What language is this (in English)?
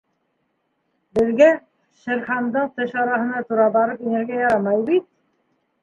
Bashkir